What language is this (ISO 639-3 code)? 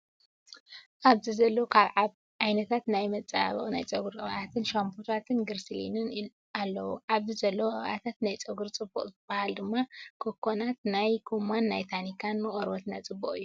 tir